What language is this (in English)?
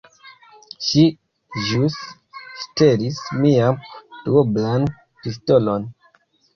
Esperanto